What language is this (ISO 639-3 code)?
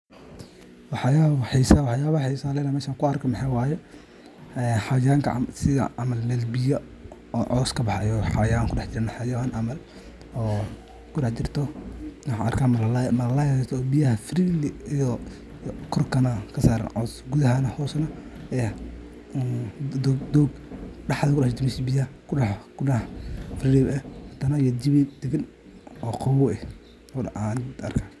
som